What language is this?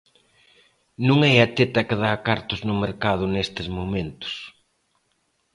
Galician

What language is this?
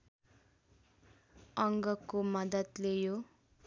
Nepali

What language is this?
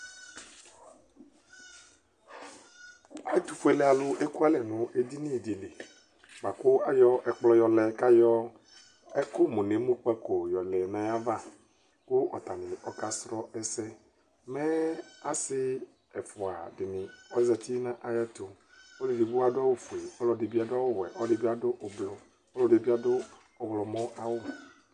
Ikposo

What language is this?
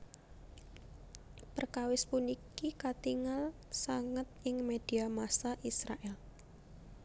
Javanese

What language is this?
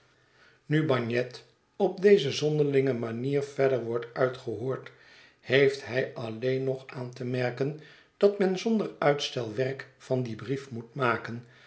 Dutch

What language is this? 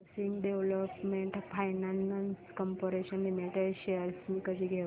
Marathi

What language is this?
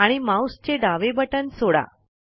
Marathi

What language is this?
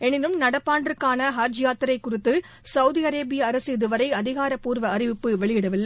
Tamil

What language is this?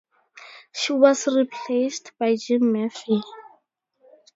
English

